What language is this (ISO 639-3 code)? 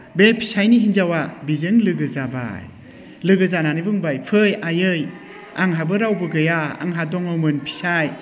brx